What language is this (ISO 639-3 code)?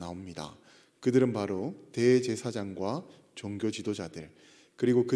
kor